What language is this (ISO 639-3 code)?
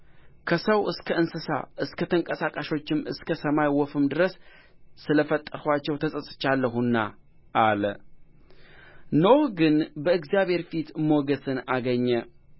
amh